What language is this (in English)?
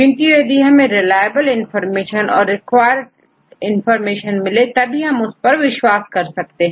Hindi